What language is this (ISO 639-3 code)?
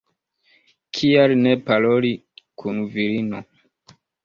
epo